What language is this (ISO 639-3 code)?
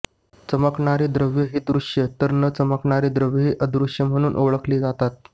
mar